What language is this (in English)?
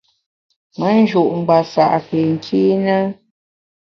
Bamun